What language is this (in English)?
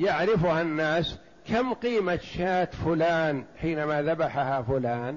Arabic